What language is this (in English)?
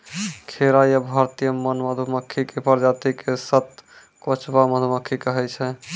Maithili